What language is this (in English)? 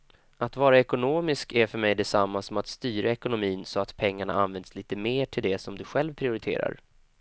Swedish